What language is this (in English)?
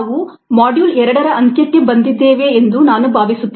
Kannada